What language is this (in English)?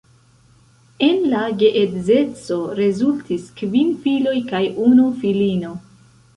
Esperanto